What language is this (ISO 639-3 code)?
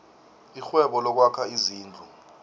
nbl